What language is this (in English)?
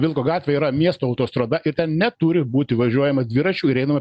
Lithuanian